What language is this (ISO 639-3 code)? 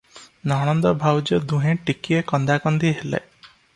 ori